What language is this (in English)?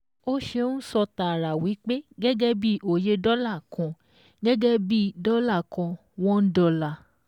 Yoruba